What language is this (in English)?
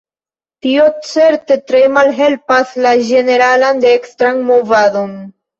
Esperanto